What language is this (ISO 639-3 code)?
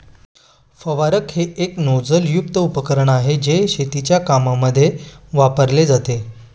mar